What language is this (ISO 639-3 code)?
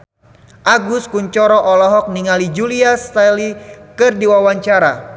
sun